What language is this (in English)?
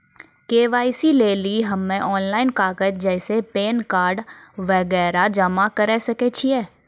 Maithili